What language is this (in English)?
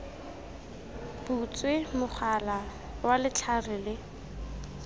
Tswana